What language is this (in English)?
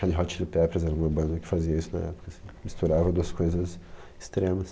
Portuguese